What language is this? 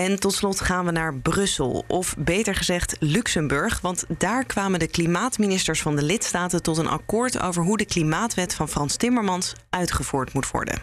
Dutch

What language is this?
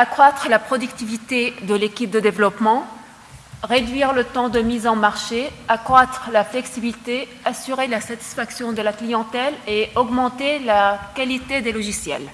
French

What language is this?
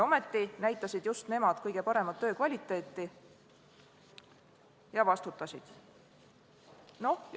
Estonian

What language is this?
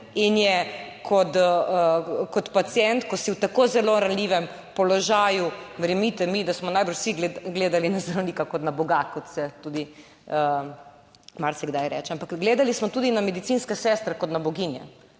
Slovenian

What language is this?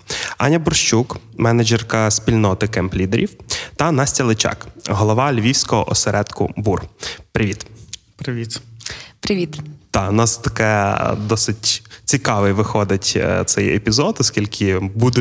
Ukrainian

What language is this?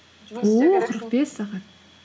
Kazakh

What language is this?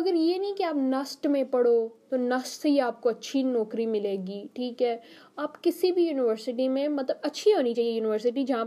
Urdu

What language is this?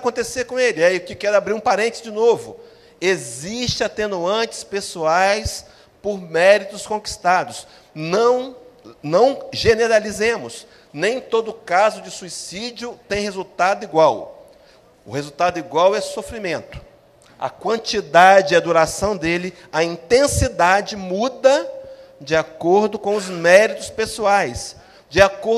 Portuguese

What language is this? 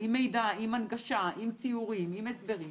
Hebrew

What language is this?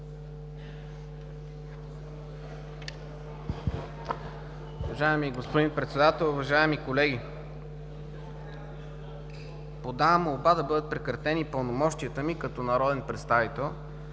Bulgarian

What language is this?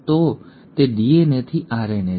Gujarati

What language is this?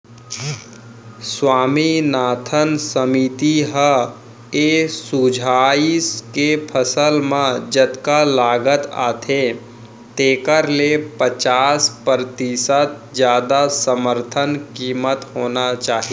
Chhattisgarhi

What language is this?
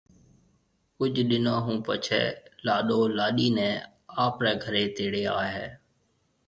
Marwari (Pakistan)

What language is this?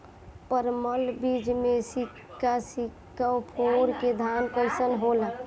Bhojpuri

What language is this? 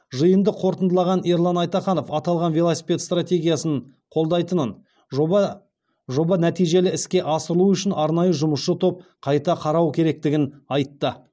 Kazakh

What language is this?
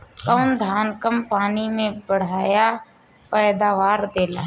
Bhojpuri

